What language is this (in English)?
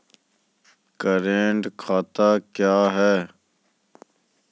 Maithili